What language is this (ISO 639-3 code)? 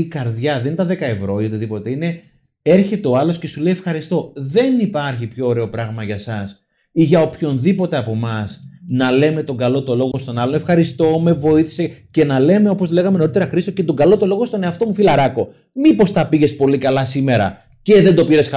ell